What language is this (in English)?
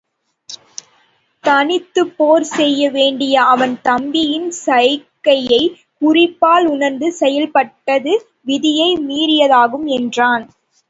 Tamil